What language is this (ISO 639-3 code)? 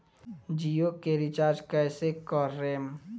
bho